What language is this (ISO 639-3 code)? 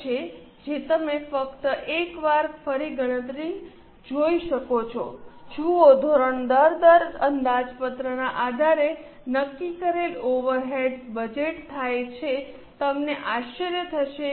guj